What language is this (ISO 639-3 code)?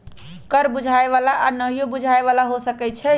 mag